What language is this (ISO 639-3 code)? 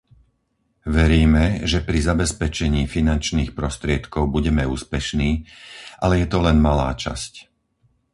slk